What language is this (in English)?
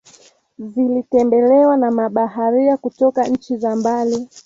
Swahili